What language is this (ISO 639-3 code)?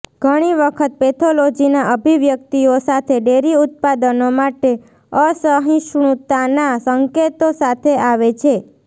guj